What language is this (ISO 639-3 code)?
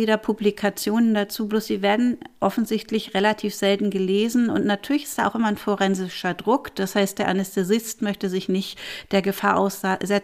deu